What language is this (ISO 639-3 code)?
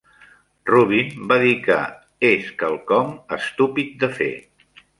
cat